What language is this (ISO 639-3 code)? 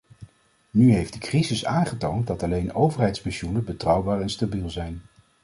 nld